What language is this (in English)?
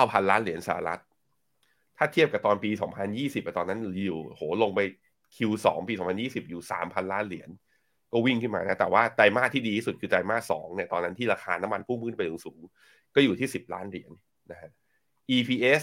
Thai